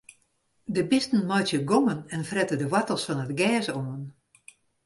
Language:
Western Frisian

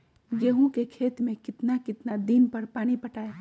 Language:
Magahi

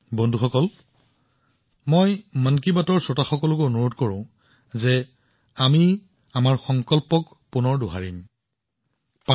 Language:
Assamese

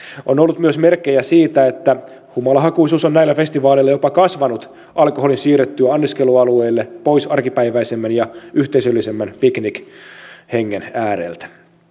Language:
Finnish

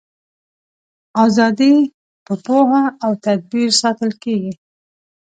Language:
Pashto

